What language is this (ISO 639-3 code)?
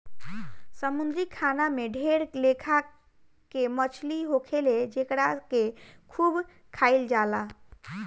bho